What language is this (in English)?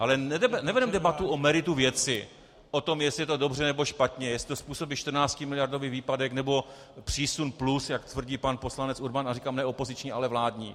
Czech